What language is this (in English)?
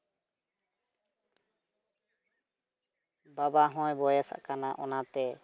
Santali